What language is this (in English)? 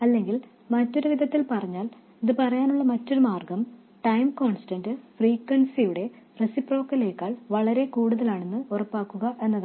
Malayalam